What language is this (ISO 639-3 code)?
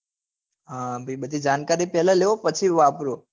guj